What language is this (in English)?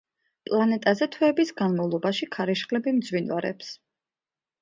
Georgian